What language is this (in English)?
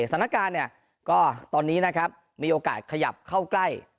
Thai